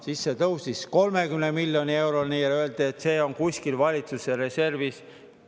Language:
Estonian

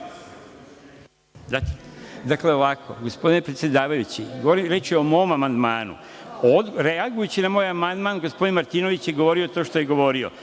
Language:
Serbian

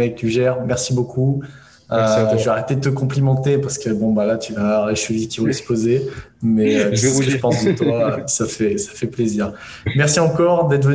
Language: French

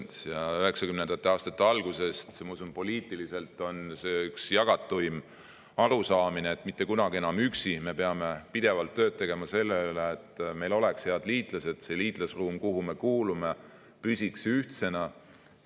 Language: Estonian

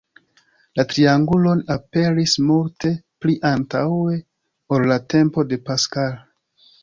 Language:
Esperanto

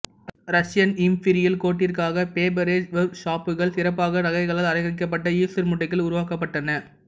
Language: Tamil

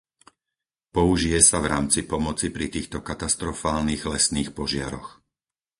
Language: Slovak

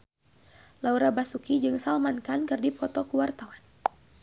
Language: Sundanese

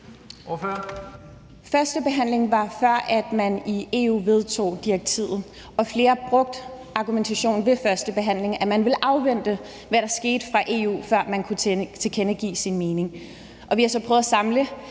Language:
Danish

